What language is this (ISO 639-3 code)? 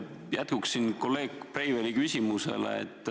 est